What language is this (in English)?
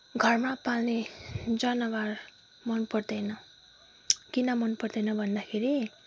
Nepali